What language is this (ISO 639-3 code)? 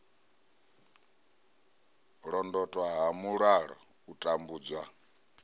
ven